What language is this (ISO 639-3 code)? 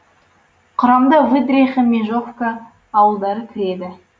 kaz